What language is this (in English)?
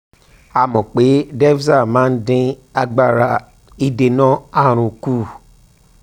Yoruba